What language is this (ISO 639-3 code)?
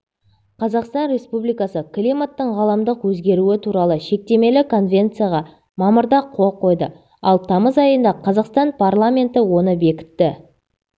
kaz